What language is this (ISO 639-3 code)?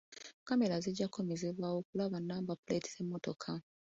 lug